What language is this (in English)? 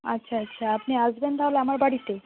Bangla